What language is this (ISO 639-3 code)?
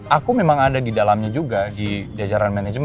ind